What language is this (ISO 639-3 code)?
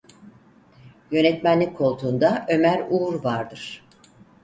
tur